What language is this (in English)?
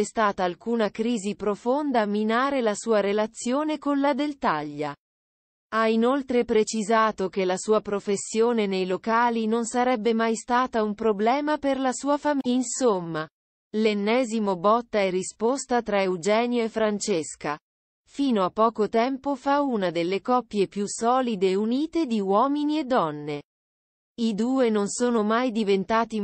Italian